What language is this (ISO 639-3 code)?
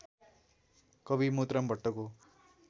nep